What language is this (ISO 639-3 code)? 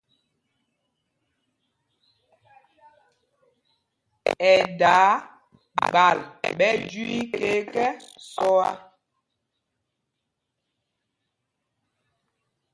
mgg